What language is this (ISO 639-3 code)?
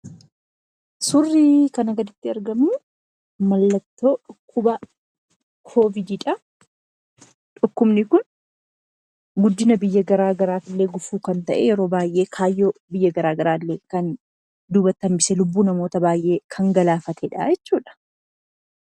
orm